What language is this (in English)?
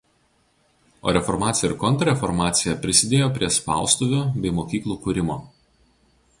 Lithuanian